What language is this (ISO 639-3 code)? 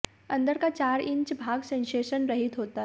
hin